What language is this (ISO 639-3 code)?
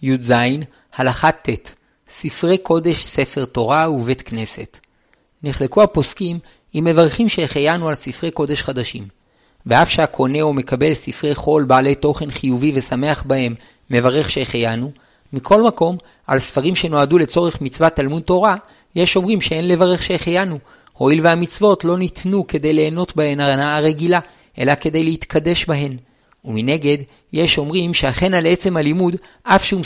heb